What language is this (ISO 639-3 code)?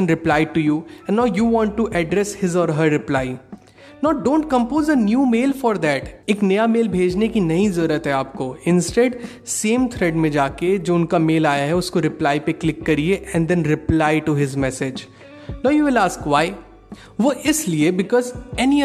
hin